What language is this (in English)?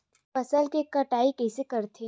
Chhattisgarhi